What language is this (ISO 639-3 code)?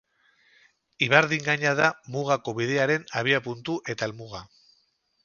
eus